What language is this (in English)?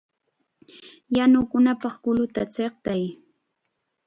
Chiquián Ancash Quechua